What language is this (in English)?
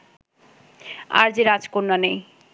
Bangla